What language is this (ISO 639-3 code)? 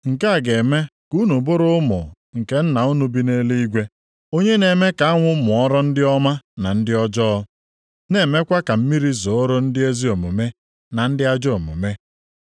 ibo